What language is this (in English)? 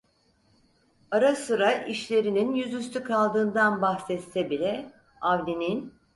Turkish